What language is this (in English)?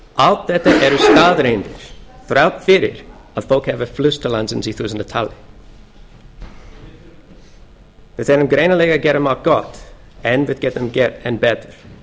Icelandic